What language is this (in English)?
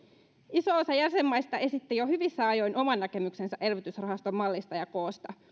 Finnish